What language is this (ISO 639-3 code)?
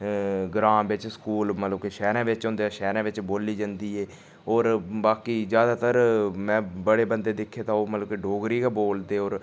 doi